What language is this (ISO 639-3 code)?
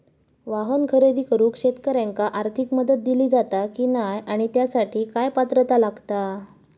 mar